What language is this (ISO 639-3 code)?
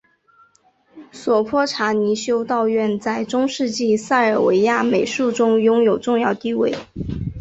zho